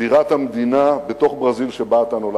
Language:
Hebrew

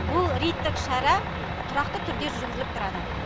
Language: Kazakh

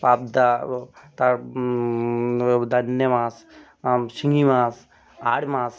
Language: Bangla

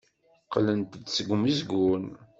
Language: Kabyle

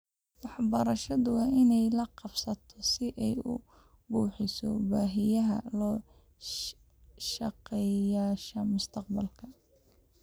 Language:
Somali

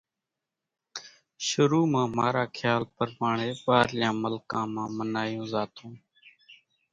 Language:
Kachi Koli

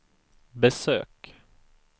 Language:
Swedish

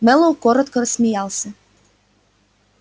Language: Russian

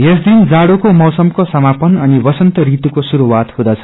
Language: Nepali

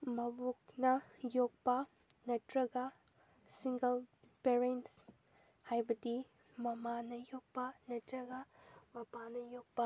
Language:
Manipuri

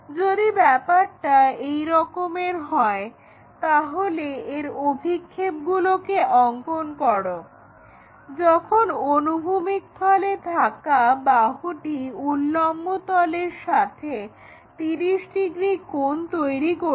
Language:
Bangla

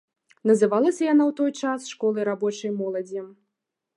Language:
Belarusian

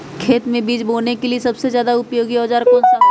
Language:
Magahi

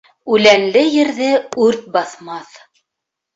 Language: Bashkir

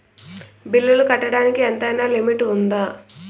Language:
Telugu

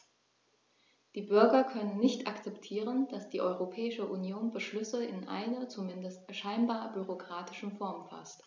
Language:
German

